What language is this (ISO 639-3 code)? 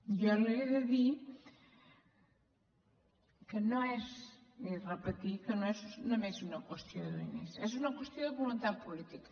cat